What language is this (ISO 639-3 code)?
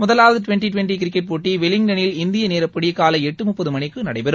tam